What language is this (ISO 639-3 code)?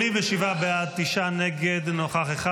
heb